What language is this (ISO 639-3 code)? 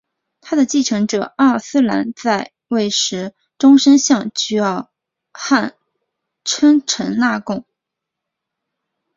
zho